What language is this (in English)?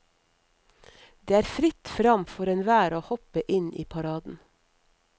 Norwegian